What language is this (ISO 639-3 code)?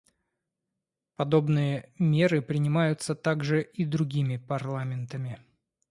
rus